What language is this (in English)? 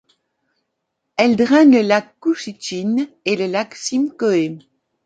French